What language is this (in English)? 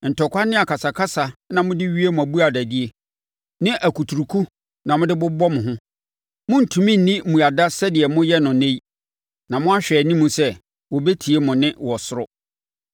Akan